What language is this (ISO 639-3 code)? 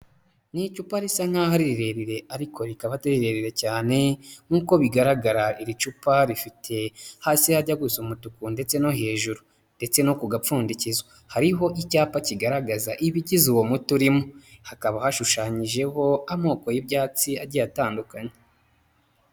kin